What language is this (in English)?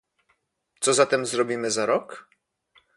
Polish